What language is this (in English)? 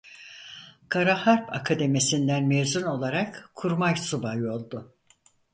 Turkish